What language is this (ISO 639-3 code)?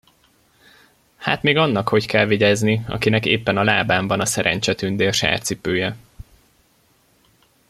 hun